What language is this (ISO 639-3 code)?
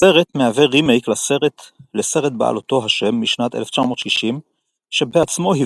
heb